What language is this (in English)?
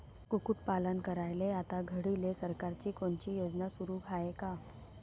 Marathi